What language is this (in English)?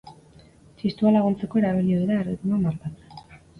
Basque